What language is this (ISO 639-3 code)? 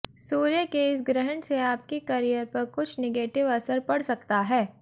hin